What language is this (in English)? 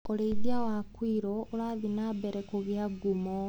Kikuyu